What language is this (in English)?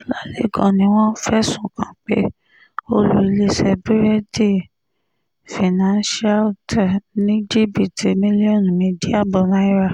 Yoruba